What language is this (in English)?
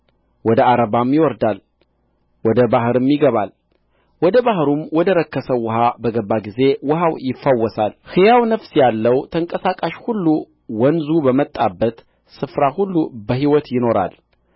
Amharic